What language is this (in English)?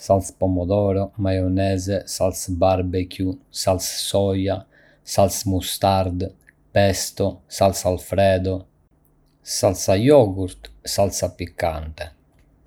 Arbëreshë Albanian